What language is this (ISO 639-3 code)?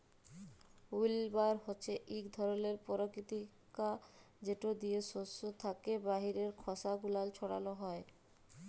ben